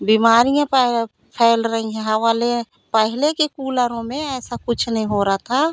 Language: Hindi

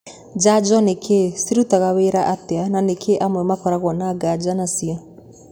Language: Kikuyu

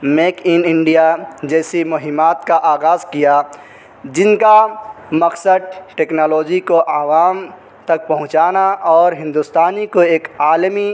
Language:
Urdu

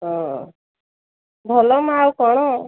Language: Odia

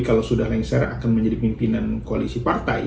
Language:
Indonesian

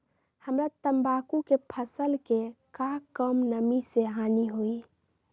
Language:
Magahi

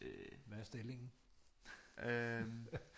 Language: Danish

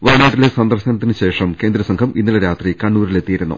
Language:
Malayalam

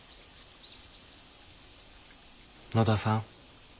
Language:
Japanese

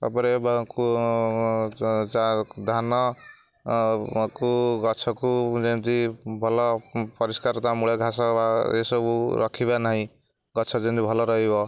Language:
Odia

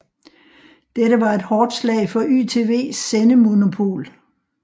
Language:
Danish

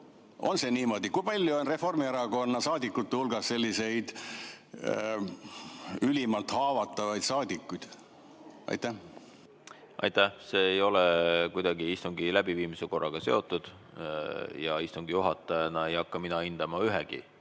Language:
Estonian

